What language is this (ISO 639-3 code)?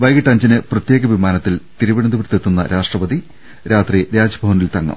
mal